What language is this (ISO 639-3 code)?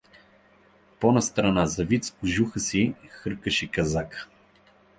bul